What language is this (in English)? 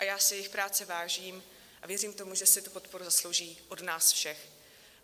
Czech